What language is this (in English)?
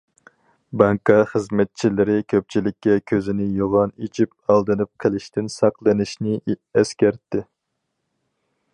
Uyghur